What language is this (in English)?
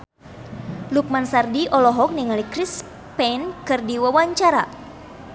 Sundanese